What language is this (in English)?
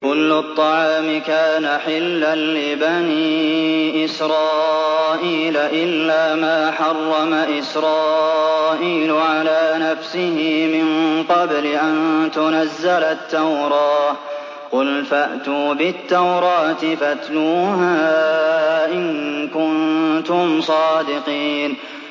Arabic